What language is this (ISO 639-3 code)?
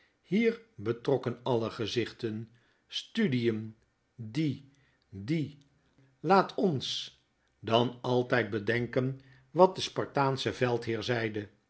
nld